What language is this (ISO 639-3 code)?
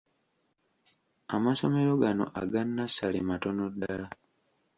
lug